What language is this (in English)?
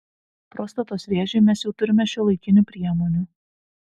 Lithuanian